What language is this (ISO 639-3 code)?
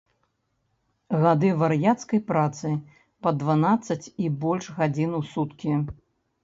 bel